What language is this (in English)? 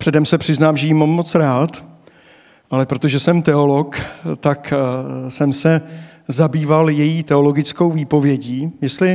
Czech